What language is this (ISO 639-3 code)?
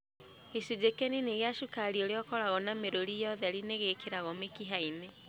kik